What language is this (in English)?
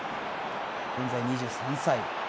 Japanese